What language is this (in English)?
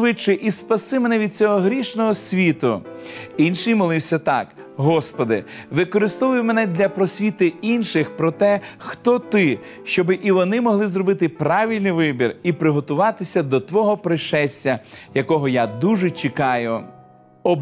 Ukrainian